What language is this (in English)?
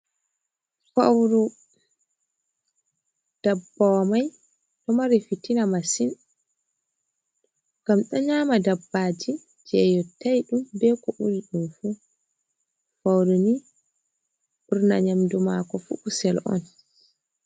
Fula